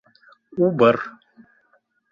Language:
Bashkir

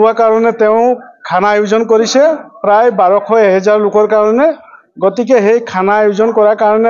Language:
Bangla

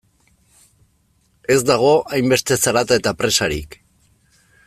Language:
Basque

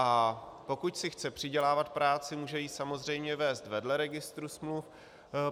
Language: Czech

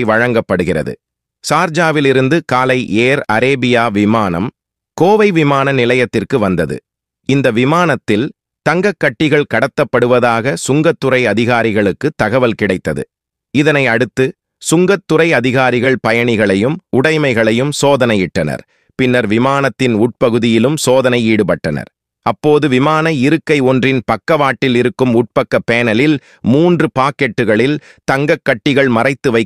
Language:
Tamil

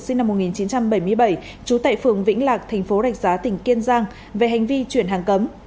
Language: Vietnamese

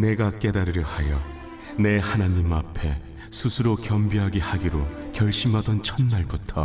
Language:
Korean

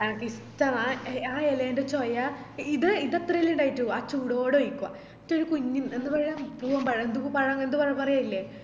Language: Malayalam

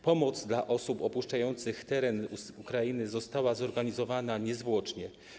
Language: Polish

